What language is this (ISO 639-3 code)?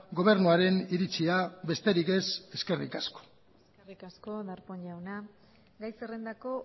eus